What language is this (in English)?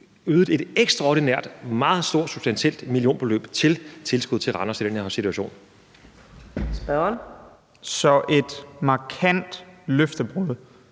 Danish